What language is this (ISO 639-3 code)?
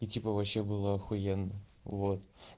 rus